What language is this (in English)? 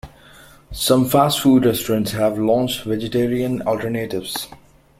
English